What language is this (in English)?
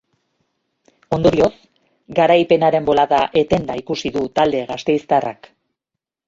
Basque